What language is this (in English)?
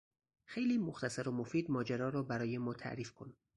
Persian